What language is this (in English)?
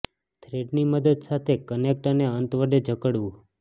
Gujarati